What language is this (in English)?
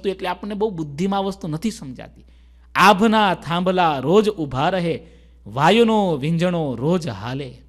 Hindi